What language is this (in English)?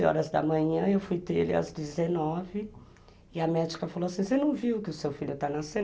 Portuguese